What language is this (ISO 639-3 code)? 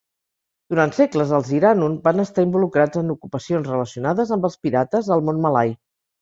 cat